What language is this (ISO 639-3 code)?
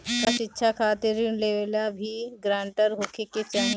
bho